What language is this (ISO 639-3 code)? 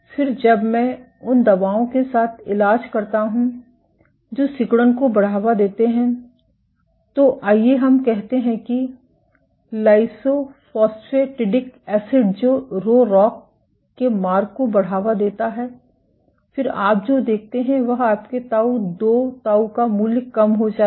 hin